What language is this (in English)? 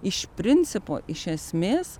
Lithuanian